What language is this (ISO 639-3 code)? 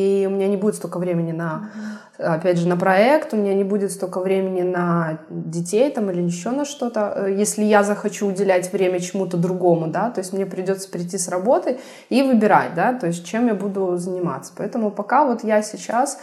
rus